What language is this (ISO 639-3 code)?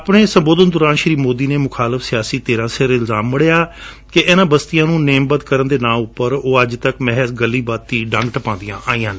pan